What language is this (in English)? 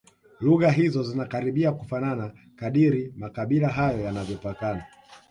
Swahili